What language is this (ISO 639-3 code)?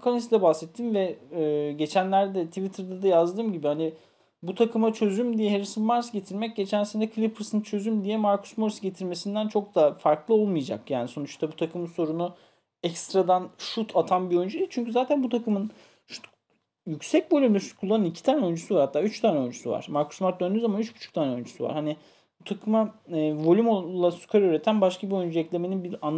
tur